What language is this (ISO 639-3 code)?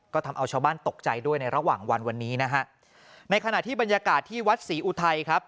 tha